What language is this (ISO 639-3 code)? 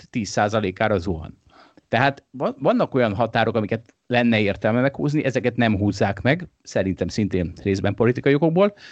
hun